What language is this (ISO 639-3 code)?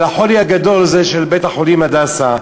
heb